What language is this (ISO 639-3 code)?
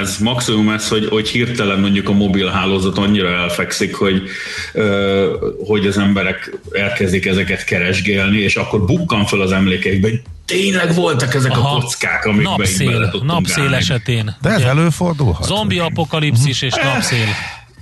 hun